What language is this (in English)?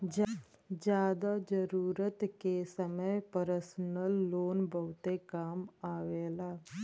Bhojpuri